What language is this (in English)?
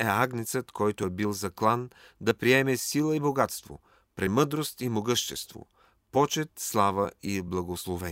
Bulgarian